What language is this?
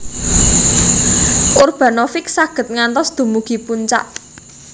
Javanese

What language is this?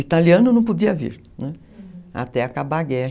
Portuguese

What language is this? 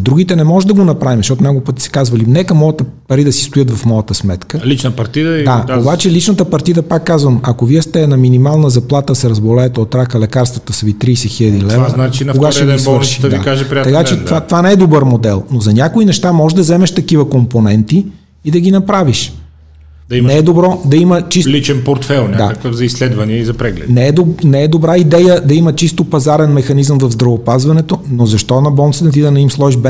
Bulgarian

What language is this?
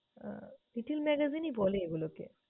Bangla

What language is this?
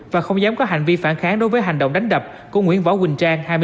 Vietnamese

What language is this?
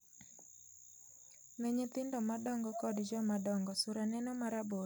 Luo (Kenya and Tanzania)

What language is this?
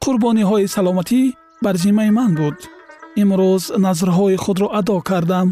Persian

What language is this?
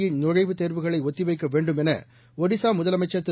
Tamil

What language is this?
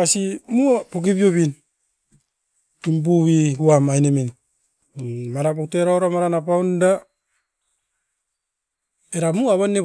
Askopan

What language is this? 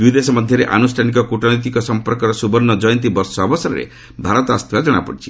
Odia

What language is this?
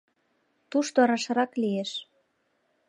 Mari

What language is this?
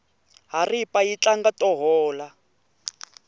Tsonga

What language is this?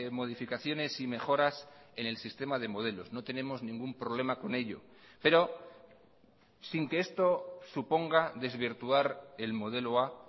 Spanish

